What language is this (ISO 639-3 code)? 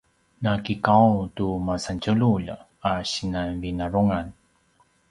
pwn